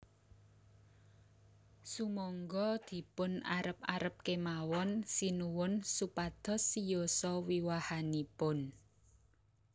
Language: Javanese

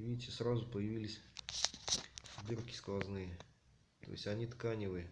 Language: Russian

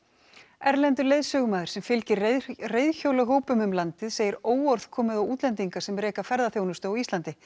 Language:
Icelandic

